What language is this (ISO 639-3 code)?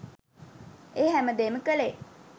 sin